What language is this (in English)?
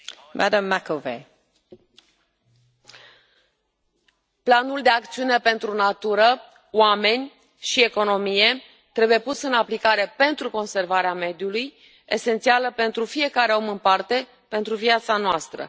Romanian